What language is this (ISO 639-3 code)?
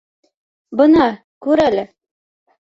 bak